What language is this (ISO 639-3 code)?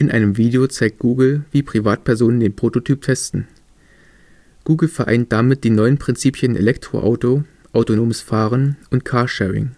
deu